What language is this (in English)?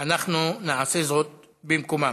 Hebrew